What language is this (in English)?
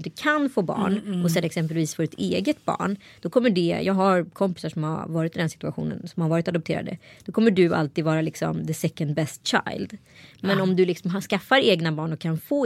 Swedish